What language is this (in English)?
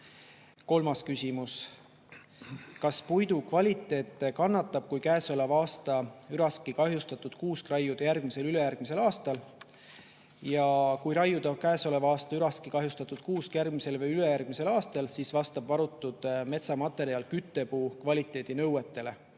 Estonian